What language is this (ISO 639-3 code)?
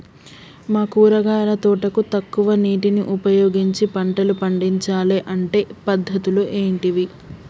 tel